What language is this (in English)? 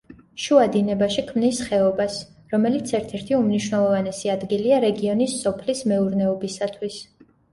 Georgian